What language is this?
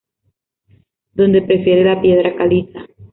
Spanish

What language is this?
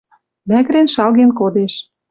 Western Mari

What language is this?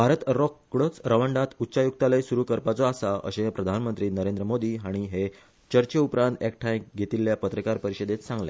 Konkani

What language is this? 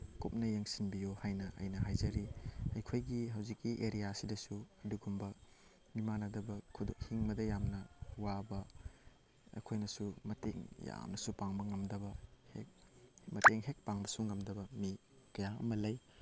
Manipuri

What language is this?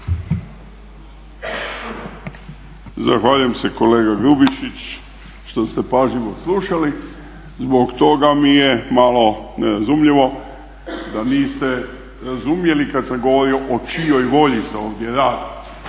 Croatian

